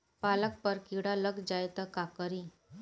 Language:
Bhojpuri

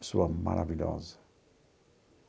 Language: Portuguese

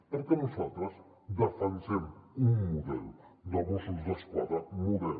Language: Catalan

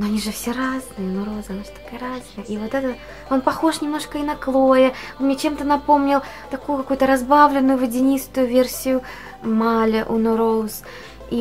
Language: Russian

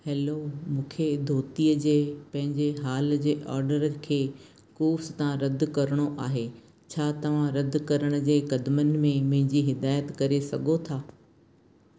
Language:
Sindhi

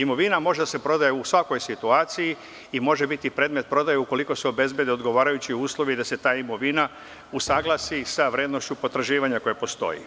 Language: Serbian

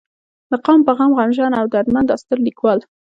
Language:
Pashto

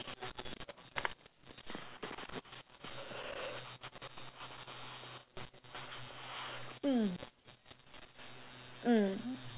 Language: English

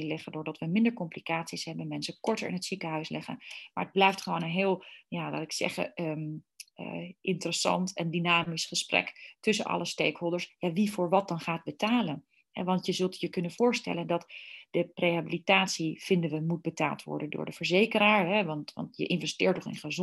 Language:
Dutch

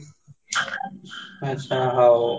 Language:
Odia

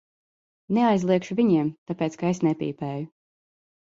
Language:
Latvian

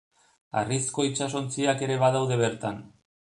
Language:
Basque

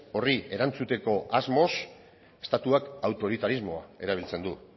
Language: Basque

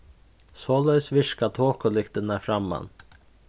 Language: Faroese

